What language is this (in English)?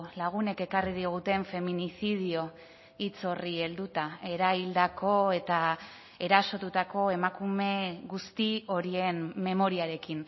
Basque